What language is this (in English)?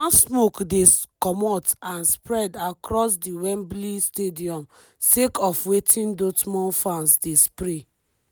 Nigerian Pidgin